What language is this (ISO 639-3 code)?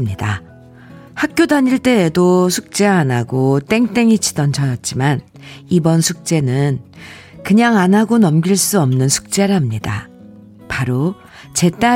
kor